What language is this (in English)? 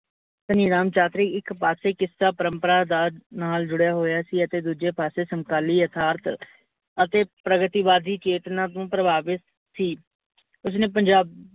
Punjabi